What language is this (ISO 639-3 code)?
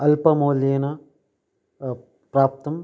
san